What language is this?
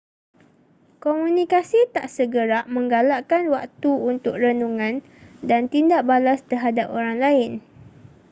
Malay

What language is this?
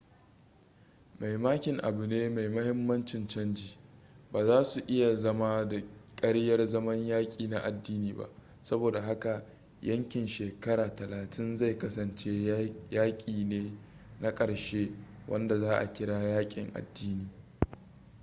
Hausa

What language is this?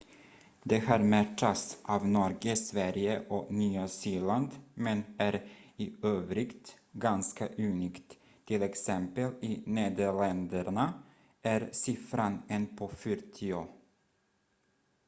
Swedish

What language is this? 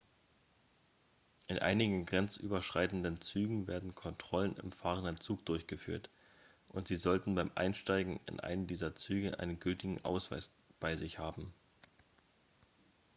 German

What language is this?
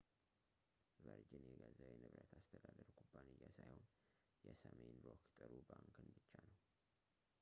Amharic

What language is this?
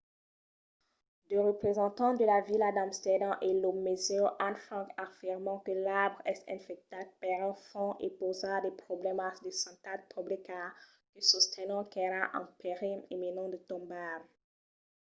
Occitan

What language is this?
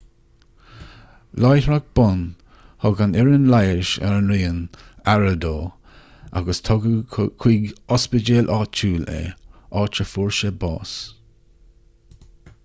Irish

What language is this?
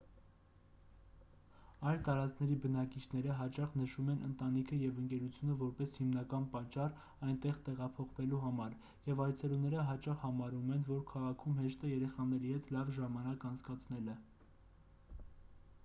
Armenian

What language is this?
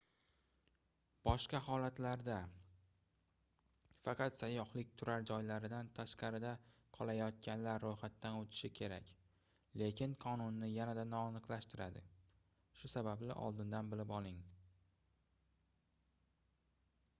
Uzbek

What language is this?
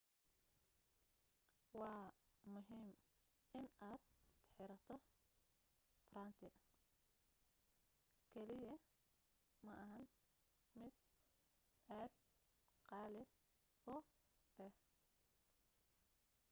Somali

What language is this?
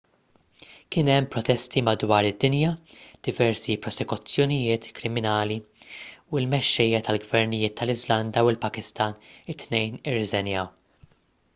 Maltese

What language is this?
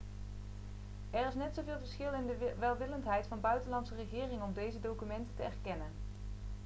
Dutch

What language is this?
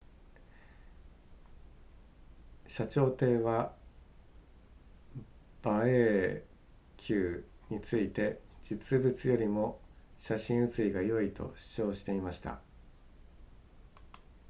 Japanese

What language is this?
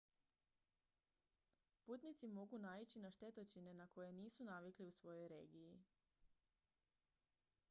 Croatian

